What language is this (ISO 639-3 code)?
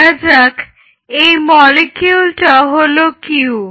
ben